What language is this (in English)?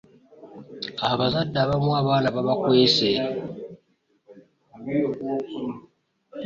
Ganda